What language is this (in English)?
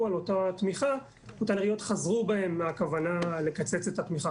Hebrew